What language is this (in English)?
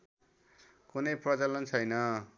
Nepali